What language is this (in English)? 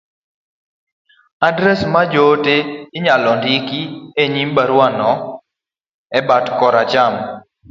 Luo (Kenya and Tanzania)